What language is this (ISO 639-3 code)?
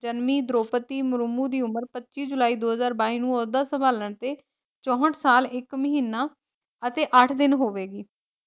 pan